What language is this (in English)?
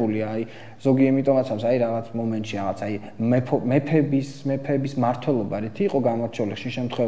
Romanian